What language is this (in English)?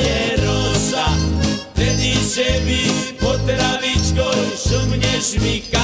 Slovak